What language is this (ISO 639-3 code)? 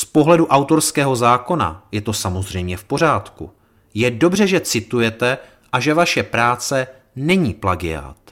ces